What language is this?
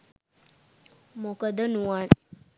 Sinhala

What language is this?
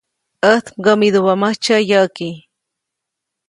Copainalá Zoque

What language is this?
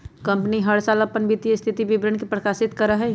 Magahi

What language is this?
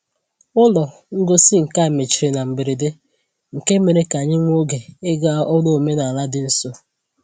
Igbo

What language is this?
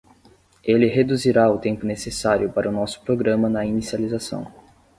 Portuguese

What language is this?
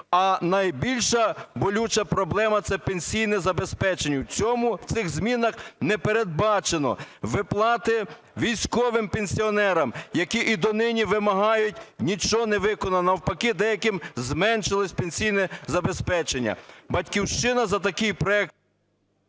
Ukrainian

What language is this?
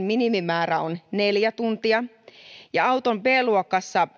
Finnish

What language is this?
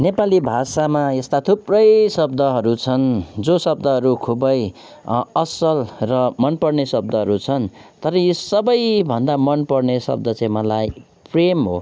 Nepali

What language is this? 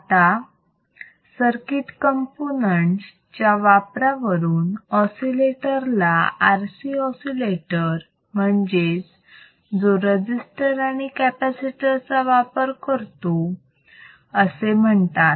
Marathi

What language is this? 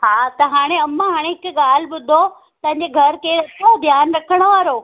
Sindhi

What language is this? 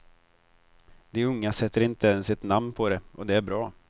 Swedish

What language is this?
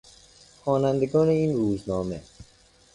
Persian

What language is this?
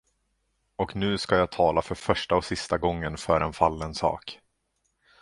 Swedish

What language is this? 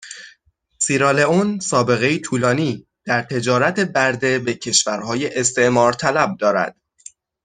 Persian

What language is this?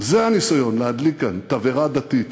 Hebrew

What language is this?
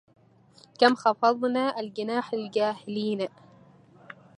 Arabic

